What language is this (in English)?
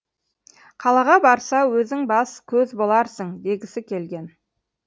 Kazakh